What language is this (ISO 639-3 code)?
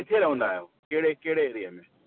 snd